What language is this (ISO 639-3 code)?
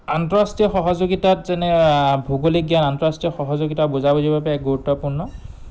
asm